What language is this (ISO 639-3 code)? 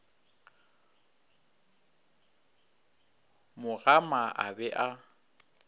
nso